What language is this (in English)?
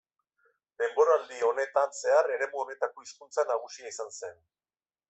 Basque